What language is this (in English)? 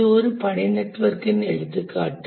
Tamil